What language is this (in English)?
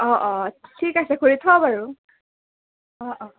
Assamese